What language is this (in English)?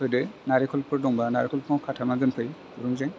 Bodo